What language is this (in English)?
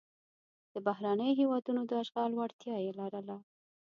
Pashto